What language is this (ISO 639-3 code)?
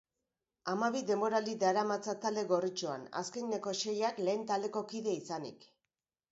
eus